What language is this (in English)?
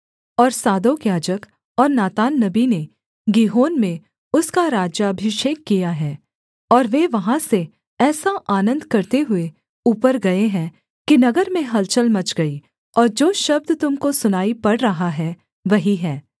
Hindi